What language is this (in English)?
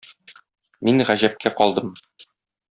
Tatar